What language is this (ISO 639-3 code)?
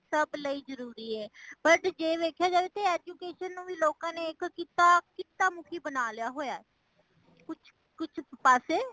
pan